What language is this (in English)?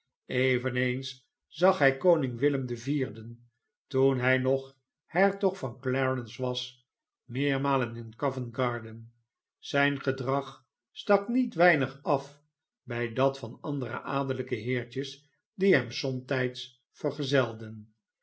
Dutch